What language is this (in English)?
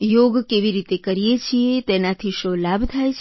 Gujarati